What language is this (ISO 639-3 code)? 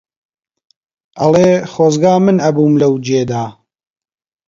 ckb